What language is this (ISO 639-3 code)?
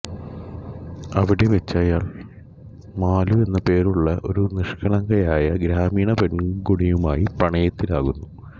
mal